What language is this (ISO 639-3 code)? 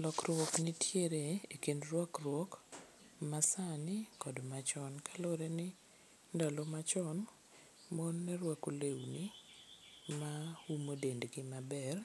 luo